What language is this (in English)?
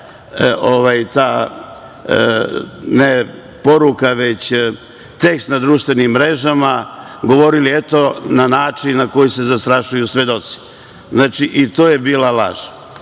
Serbian